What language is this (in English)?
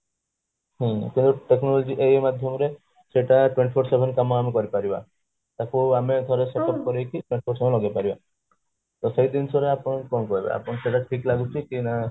Odia